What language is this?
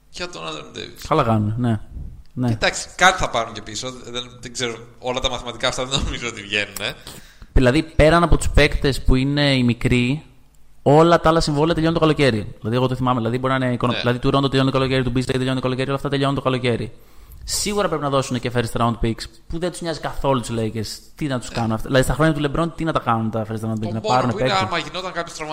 Greek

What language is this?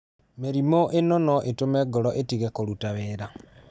Kikuyu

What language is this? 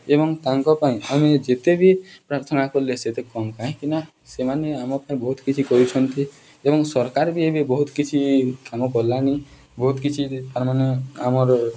Odia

